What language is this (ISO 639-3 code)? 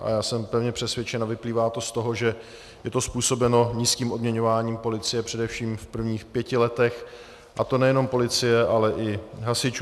ces